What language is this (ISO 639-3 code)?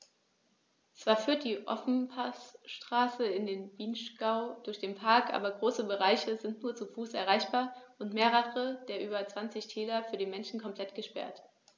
deu